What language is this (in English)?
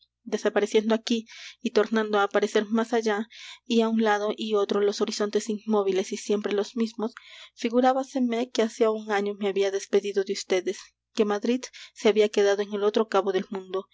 Spanish